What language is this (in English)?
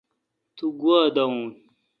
Kalkoti